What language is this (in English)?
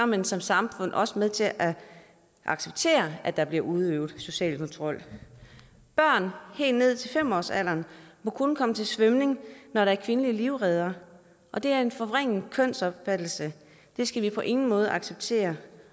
Danish